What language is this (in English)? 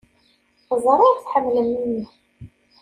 Kabyle